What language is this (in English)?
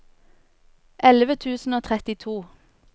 Norwegian